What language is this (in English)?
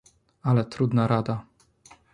Polish